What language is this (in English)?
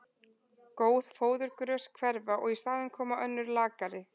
Icelandic